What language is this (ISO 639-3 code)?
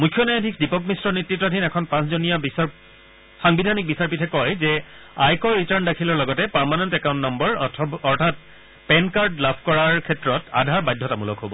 asm